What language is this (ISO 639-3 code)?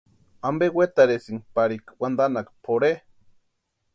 pua